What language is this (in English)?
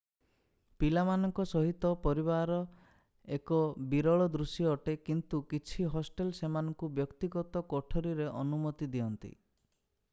Odia